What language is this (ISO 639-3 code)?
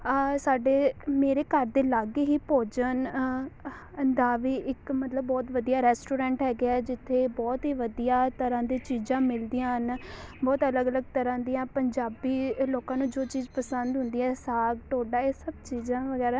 pan